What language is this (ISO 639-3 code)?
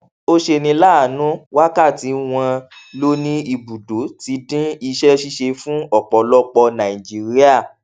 yor